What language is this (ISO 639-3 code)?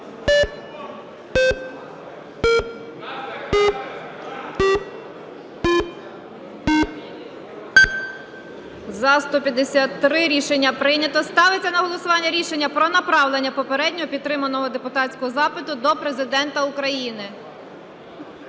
ukr